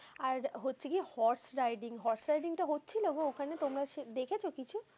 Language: Bangla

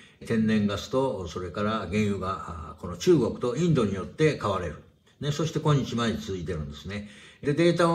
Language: Japanese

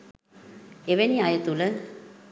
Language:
Sinhala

